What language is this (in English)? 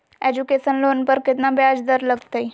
Magahi